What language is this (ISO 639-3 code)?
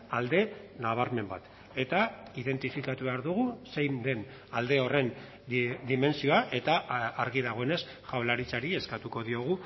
eus